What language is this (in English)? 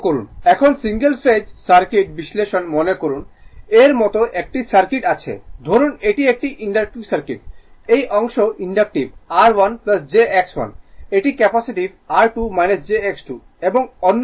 Bangla